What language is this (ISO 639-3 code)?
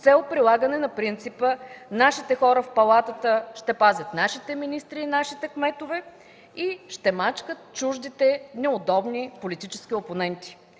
bul